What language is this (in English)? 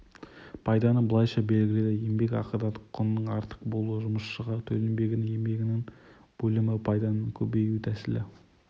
Kazakh